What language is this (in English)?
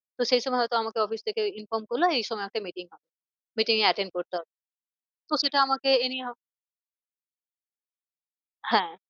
Bangla